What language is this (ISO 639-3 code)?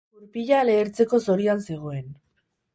eus